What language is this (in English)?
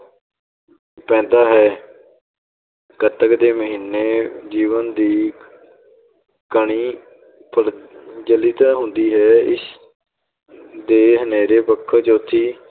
Punjabi